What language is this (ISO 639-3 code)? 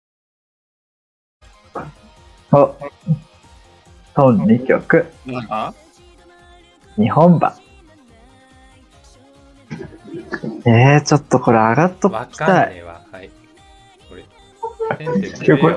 jpn